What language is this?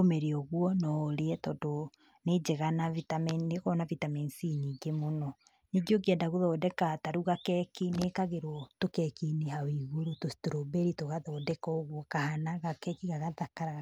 Kikuyu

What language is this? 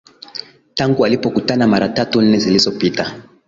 Swahili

